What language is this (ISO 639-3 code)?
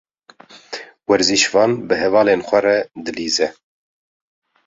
kur